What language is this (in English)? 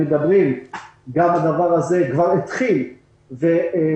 Hebrew